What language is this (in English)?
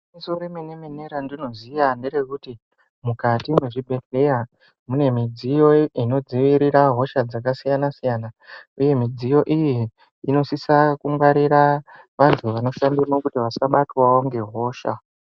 Ndau